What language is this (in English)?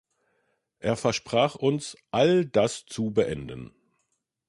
German